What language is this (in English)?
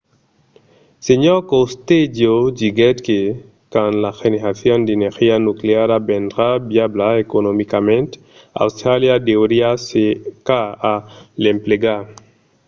Occitan